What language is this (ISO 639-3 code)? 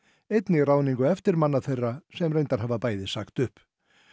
isl